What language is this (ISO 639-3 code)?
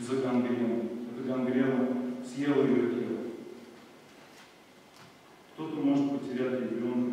rus